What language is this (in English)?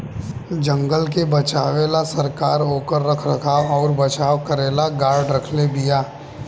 Bhojpuri